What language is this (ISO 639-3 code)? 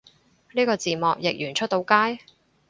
yue